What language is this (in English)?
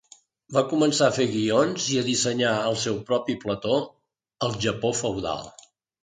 Catalan